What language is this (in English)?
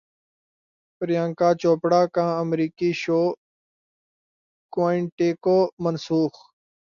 Urdu